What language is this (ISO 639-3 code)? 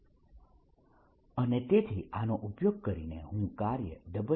guj